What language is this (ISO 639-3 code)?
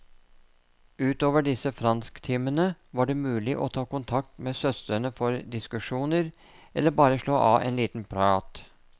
nor